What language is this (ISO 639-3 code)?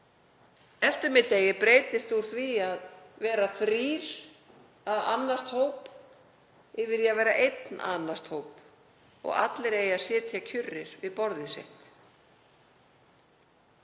isl